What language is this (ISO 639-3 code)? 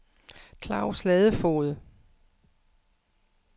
dan